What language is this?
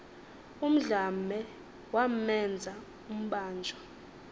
Xhosa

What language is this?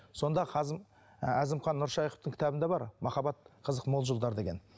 Kazakh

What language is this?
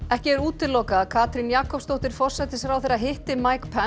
Icelandic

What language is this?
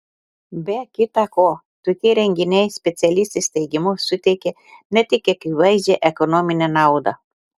Lithuanian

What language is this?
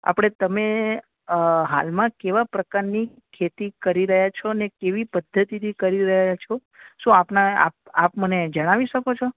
Gujarati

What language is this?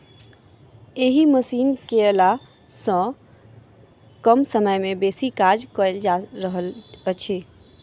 Maithili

